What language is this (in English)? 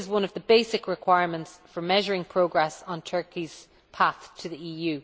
English